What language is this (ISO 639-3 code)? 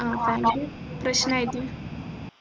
mal